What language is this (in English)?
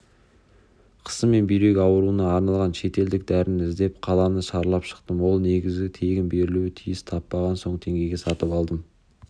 Kazakh